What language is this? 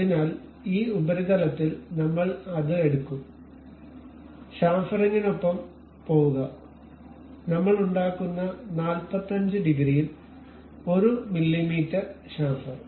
Malayalam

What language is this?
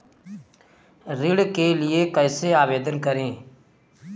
Hindi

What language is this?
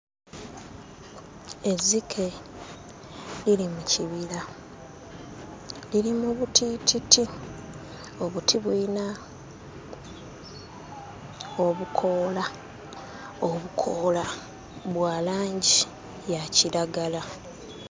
Ganda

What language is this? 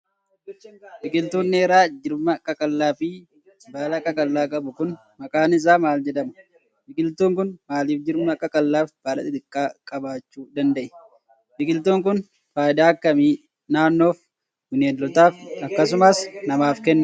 Oromo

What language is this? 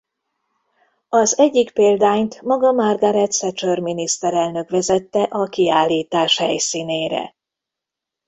Hungarian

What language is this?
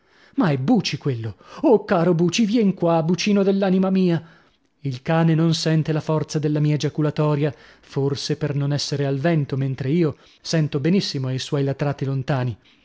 Italian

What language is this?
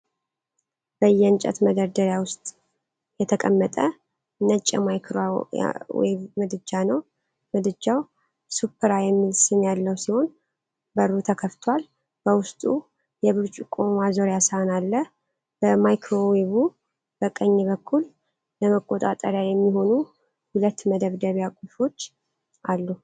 Amharic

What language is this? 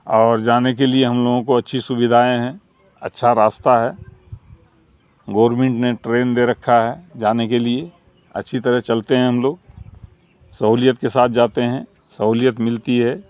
Urdu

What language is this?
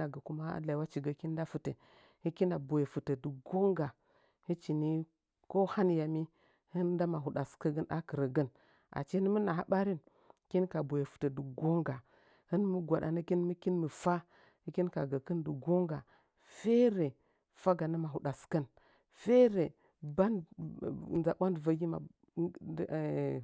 Nzanyi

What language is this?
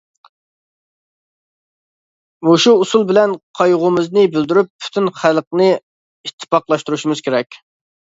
Uyghur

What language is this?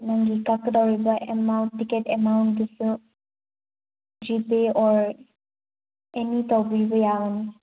Manipuri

